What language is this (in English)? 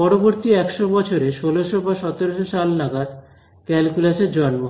Bangla